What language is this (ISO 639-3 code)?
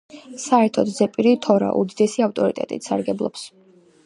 kat